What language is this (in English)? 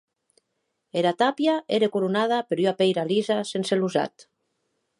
Occitan